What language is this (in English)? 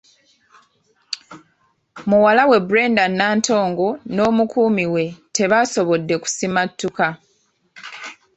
Ganda